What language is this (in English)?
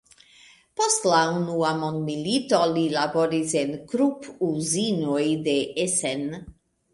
Esperanto